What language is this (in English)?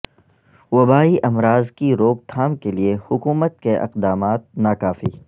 Urdu